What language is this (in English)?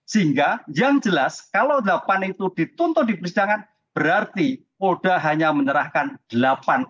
Indonesian